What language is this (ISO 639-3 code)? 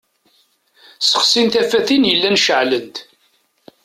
kab